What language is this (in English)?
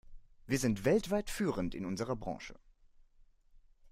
German